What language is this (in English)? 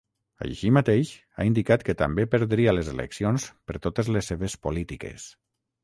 Catalan